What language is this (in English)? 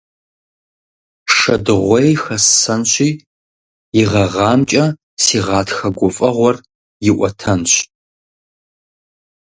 Kabardian